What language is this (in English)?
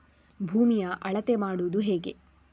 Kannada